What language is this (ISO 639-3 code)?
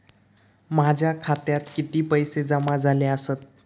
mar